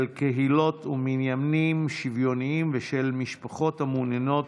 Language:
Hebrew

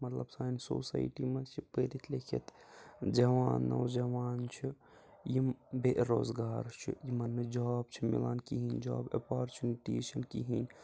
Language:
Kashmiri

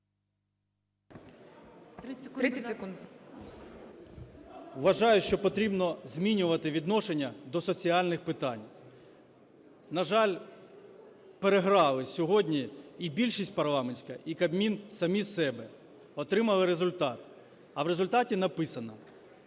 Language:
Ukrainian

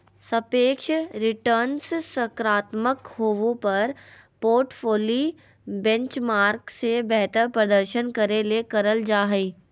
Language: Magahi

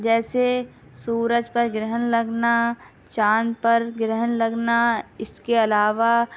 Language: Urdu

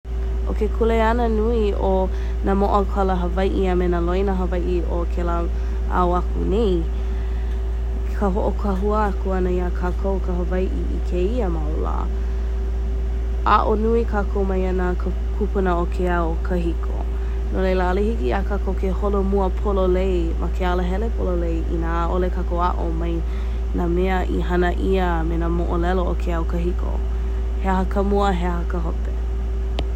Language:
Hawaiian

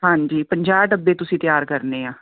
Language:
Punjabi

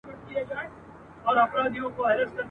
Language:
Pashto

